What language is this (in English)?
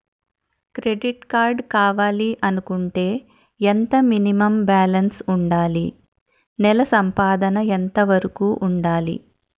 Telugu